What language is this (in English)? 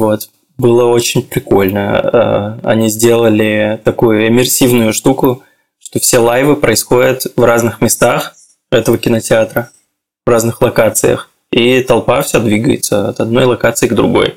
Russian